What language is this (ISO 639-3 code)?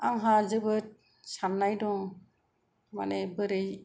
brx